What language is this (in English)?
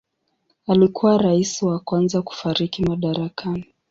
Swahili